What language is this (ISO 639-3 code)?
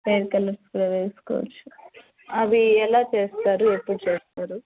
tel